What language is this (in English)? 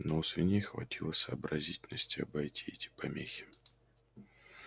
Russian